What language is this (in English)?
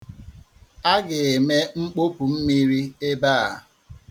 Igbo